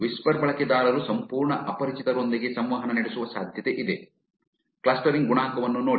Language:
Kannada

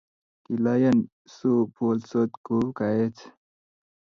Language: Kalenjin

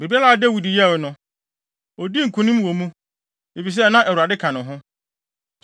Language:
Akan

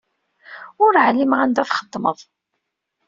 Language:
Kabyle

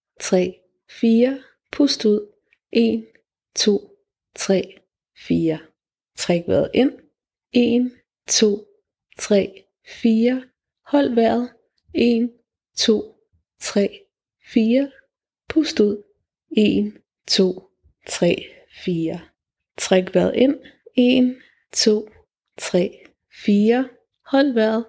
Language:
Danish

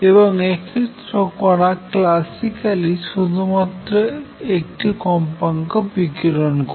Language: Bangla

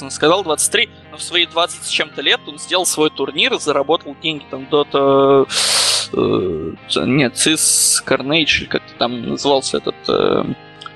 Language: Russian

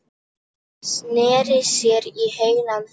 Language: Icelandic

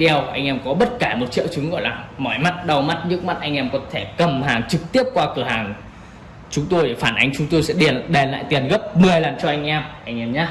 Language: Vietnamese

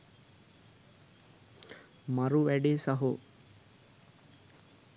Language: Sinhala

